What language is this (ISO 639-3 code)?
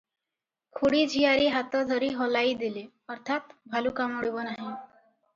ori